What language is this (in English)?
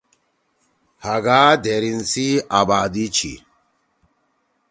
Torwali